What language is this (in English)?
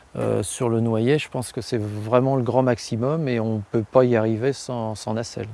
French